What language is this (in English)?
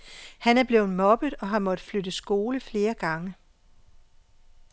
Danish